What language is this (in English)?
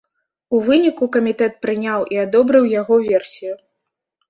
Belarusian